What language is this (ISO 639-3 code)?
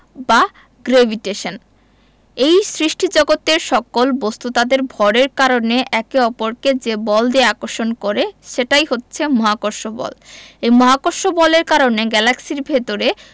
ben